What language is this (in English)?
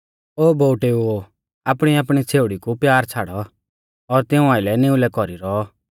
Mahasu Pahari